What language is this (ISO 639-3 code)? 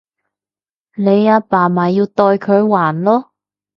yue